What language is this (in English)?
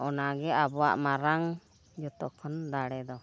Santali